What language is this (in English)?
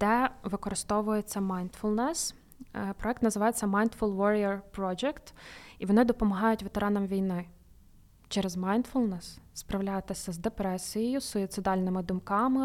Ukrainian